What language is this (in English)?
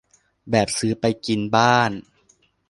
Thai